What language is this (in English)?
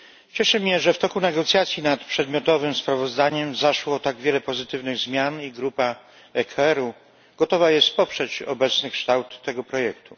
Polish